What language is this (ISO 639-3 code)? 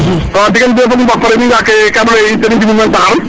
srr